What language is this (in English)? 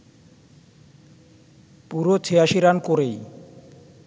Bangla